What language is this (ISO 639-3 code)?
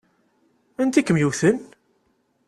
kab